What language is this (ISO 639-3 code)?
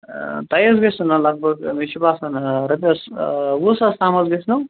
kas